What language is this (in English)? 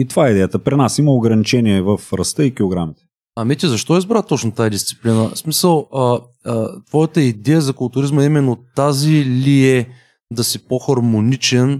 Bulgarian